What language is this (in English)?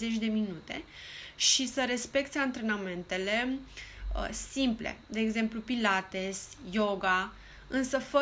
Romanian